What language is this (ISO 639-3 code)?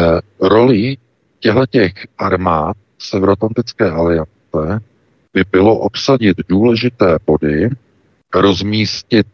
ces